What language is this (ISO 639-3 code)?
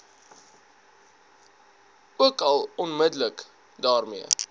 afr